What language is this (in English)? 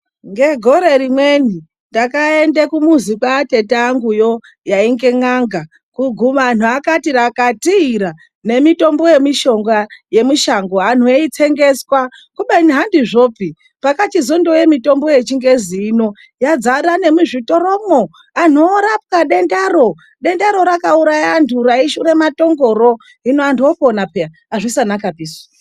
Ndau